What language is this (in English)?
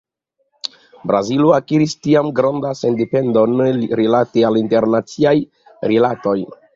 Esperanto